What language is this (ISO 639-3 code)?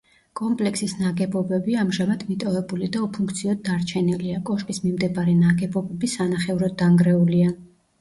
kat